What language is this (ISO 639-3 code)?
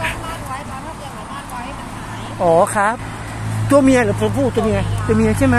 tha